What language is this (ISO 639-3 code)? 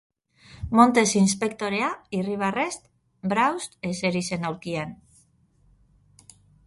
eus